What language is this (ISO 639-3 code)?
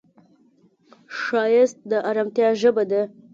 pus